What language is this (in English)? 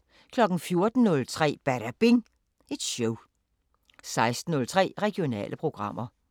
Danish